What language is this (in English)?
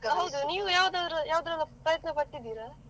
Kannada